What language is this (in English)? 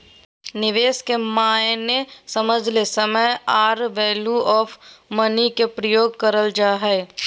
Magahi